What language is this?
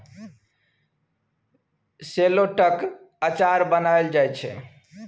Maithili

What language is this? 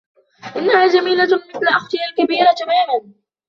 Arabic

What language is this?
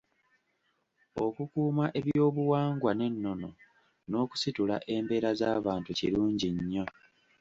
Ganda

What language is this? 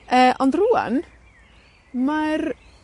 Welsh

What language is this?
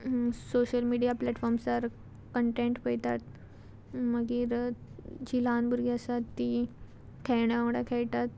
Konkani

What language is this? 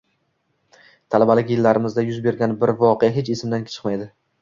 Uzbek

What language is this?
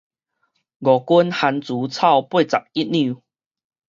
Min Nan Chinese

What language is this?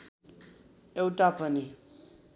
Nepali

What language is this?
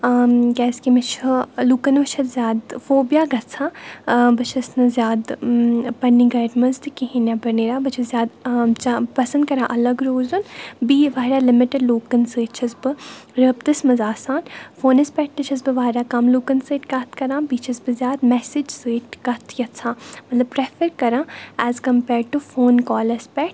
Kashmiri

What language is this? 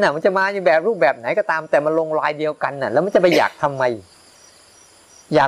Thai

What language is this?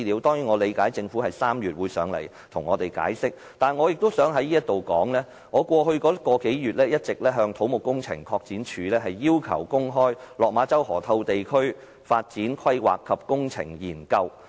Cantonese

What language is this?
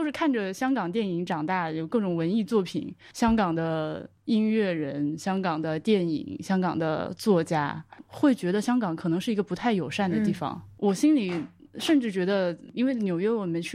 Chinese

